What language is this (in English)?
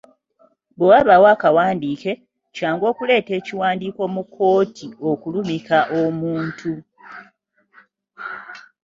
Ganda